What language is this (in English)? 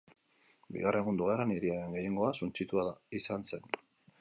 Basque